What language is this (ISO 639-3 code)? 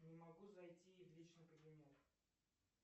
rus